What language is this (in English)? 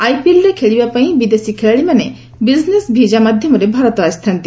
Odia